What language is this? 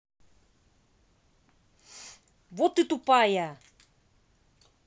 Russian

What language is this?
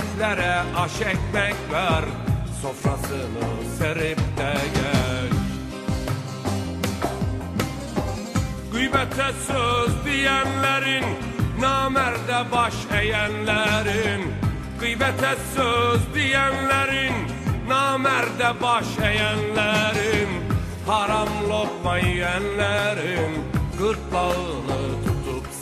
Turkish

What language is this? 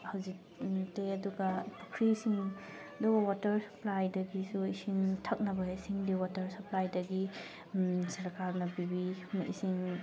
Manipuri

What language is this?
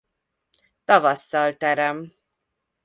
Hungarian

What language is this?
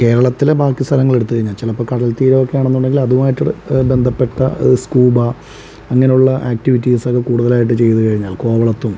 Malayalam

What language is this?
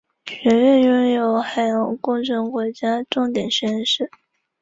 Chinese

